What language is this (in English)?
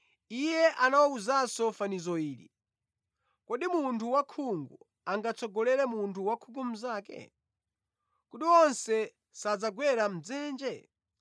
Nyanja